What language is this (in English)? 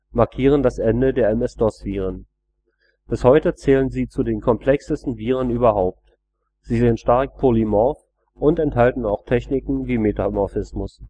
German